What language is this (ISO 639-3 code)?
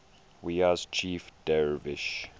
eng